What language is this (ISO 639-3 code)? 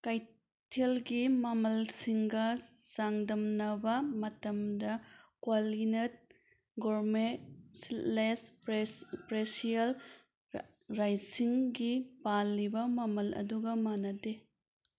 mni